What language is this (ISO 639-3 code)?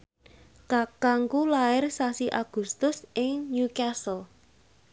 jav